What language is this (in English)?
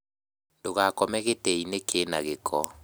Kikuyu